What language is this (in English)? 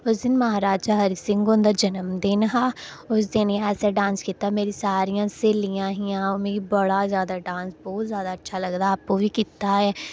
Dogri